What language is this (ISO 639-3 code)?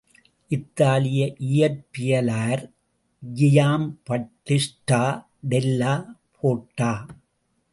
tam